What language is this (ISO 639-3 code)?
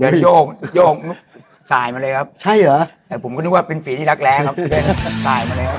tha